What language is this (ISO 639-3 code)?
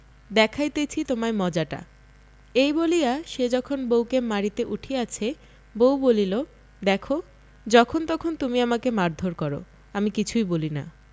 ben